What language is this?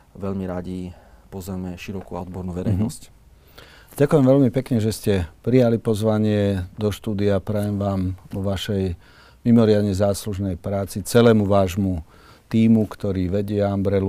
Slovak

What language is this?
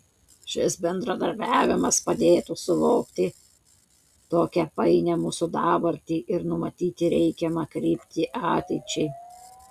Lithuanian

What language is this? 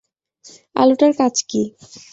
Bangla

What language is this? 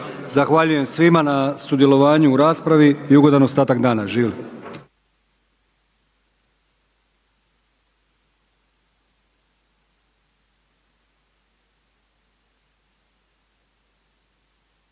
Croatian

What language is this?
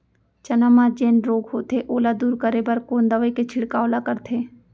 Chhattisgarhi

